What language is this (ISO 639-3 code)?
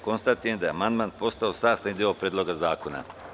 srp